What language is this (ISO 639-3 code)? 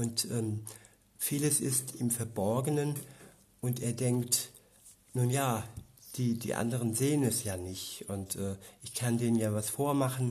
deu